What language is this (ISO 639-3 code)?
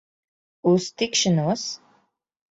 lav